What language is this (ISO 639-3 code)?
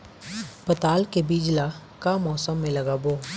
hne